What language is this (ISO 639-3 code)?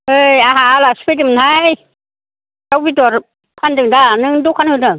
brx